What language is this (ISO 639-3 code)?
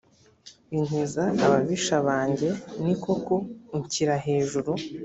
kin